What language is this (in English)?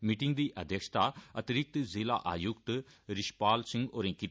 Dogri